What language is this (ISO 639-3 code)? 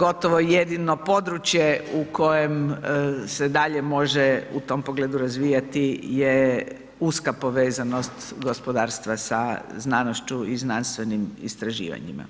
hrv